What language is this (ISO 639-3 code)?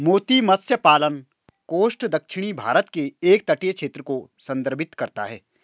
hin